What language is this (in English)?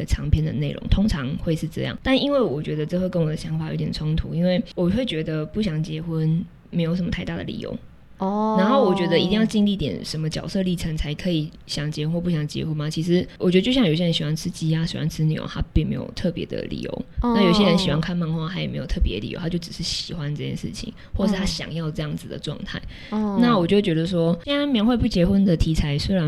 Chinese